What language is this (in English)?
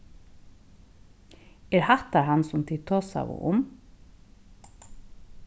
Faroese